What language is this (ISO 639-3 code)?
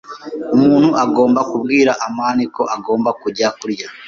kin